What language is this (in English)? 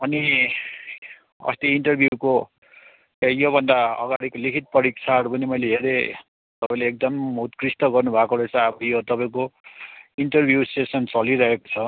Nepali